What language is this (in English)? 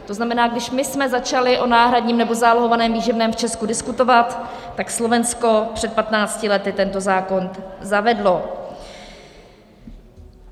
Czech